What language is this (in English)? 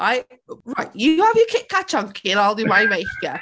English